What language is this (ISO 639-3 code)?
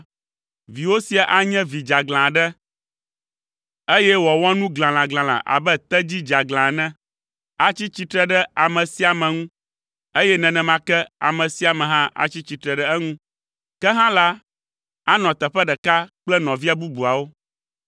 ewe